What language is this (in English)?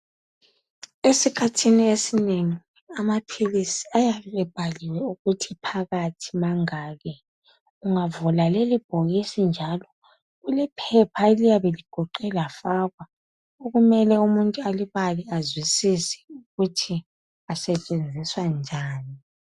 North Ndebele